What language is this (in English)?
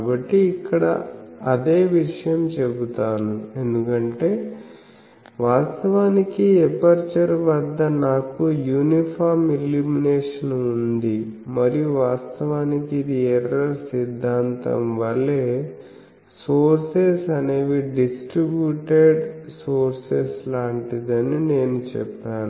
Telugu